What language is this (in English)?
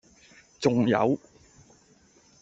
Cantonese